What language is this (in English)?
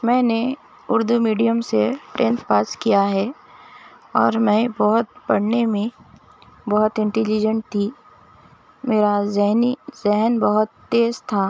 Urdu